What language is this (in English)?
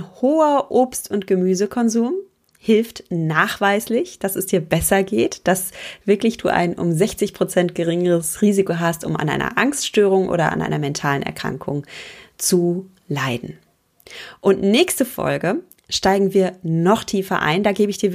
German